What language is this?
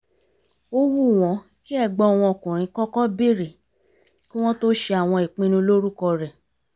Yoruba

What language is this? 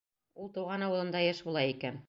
Bashkir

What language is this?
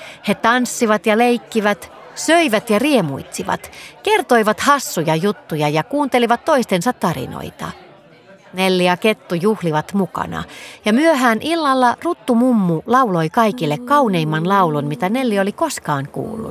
Finnish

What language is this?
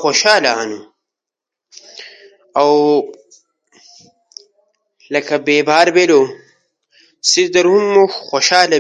Ushojo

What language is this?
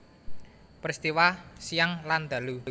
Javanese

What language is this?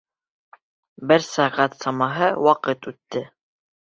Bashkir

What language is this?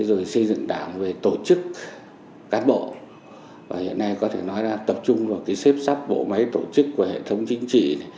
Vietnamese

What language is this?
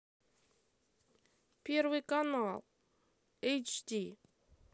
Russian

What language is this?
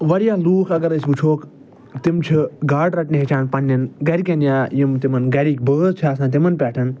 Kashmiri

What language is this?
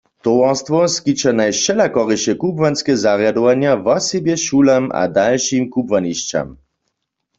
Upper Sorbian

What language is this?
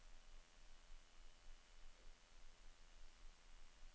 Norwegian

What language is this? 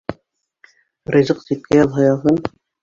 Bashkir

